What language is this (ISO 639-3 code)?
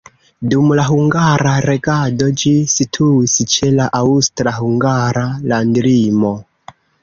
epo